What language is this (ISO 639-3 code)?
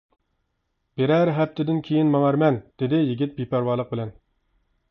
uig